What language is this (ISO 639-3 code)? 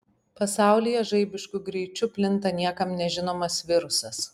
lit